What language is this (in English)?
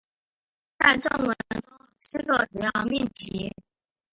Chinese